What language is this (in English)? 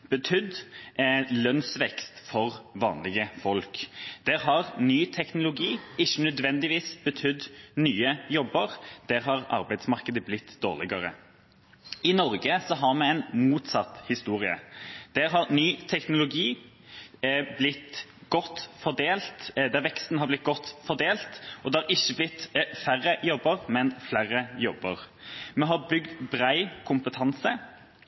Norwegian Bokmål